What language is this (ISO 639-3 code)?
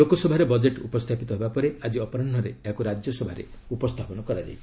ori